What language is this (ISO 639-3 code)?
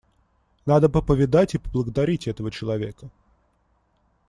rus